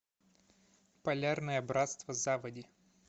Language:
Russian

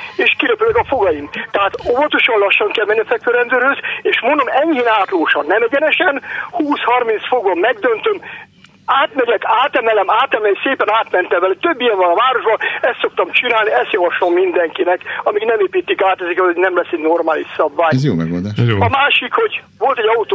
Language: Hungarian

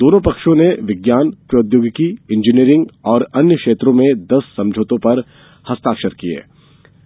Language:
Hindi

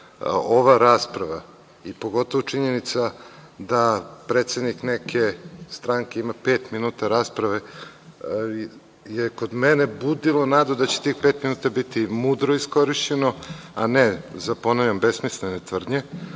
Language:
Serbian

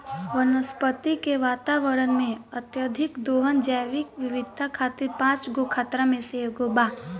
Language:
Bhojpuri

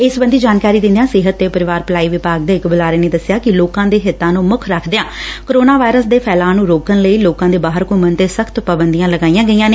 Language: Punjabi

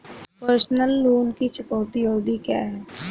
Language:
Hindi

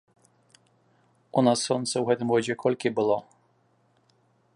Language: Belarusian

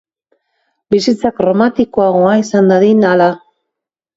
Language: Basque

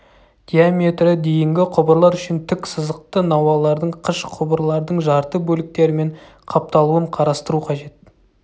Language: Kazakh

